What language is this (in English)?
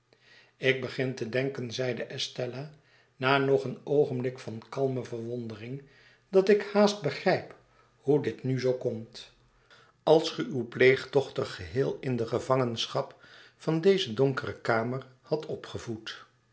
Dutch